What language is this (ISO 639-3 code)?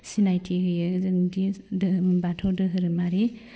brx